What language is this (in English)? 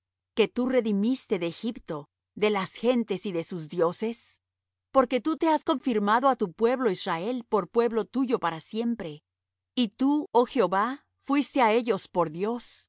Spanish